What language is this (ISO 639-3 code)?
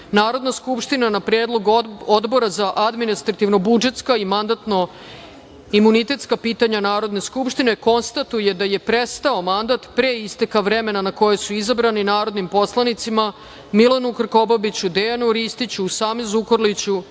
srp